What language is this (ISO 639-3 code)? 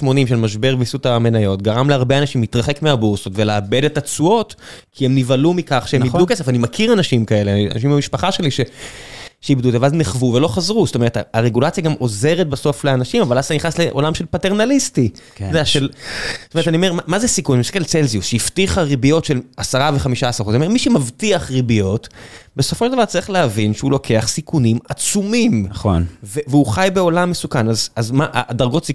heb